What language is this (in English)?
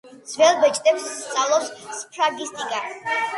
Georgian